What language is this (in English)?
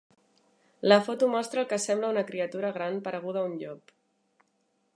Catalan